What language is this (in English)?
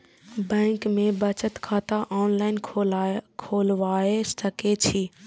Maithili